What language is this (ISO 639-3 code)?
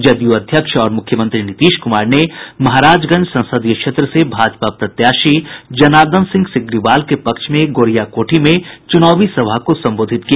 hin